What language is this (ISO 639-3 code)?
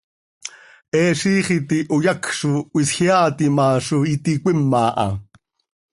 sei